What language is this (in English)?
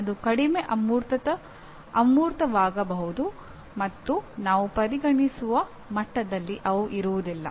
Kannada